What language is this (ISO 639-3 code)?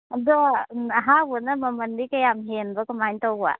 mni